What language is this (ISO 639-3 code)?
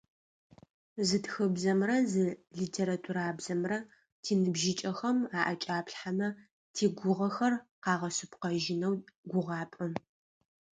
ady